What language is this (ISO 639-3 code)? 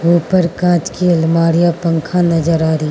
hin